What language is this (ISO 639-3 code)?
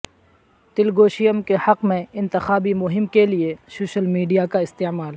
urd